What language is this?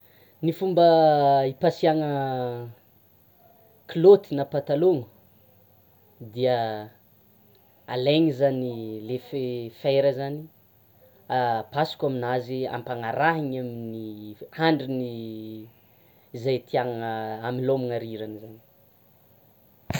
Tsimihety Malagasy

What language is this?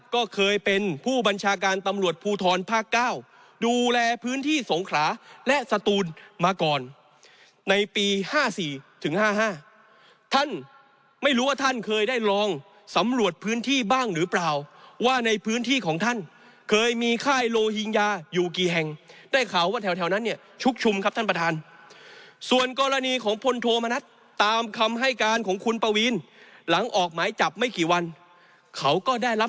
Thai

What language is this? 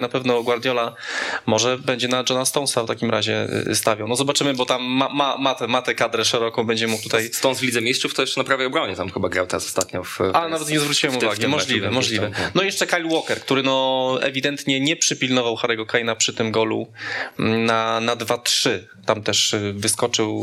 Polish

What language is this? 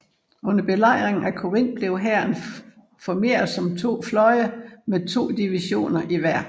Danish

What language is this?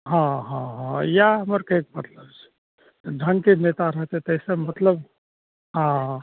Maithili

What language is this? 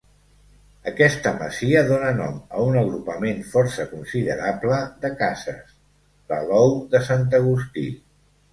Catalan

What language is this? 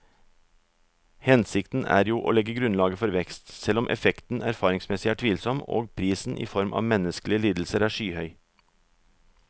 Norwegian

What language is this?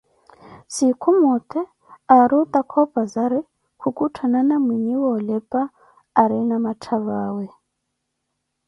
Koti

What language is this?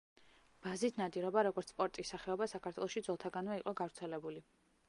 Georgian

